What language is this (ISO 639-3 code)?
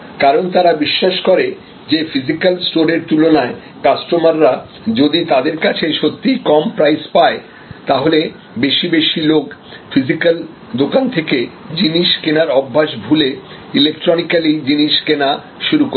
ben